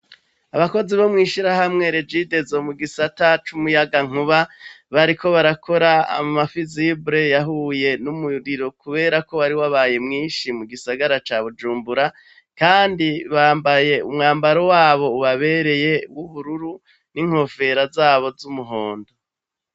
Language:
Rundi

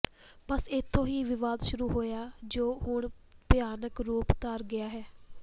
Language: Punjabi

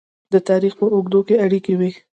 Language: Pashto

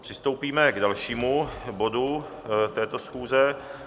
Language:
Czech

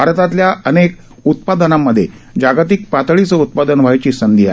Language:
Marathi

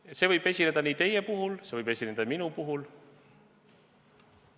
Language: Estonian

